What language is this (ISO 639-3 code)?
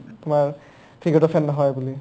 asm